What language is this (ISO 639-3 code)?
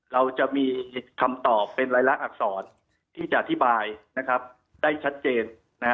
tha